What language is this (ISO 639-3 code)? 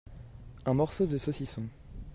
fra